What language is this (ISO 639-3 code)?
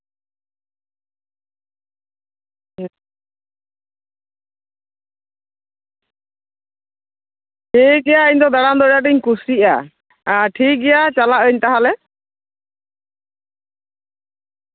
sat